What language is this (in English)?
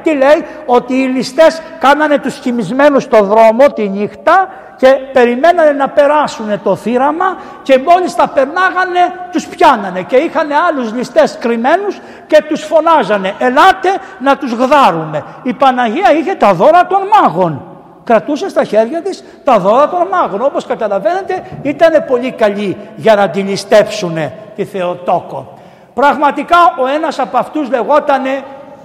Greek